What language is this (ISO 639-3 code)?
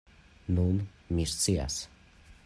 epo